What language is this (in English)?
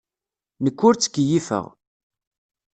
Kabyle